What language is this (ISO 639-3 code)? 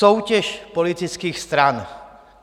ces